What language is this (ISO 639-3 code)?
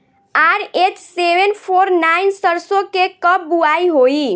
bho